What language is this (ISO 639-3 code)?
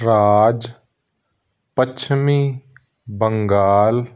pan